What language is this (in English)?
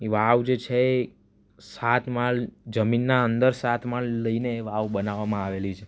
Gujarati